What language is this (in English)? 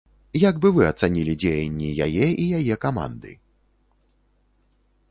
Belarusian